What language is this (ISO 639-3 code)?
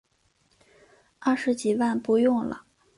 zho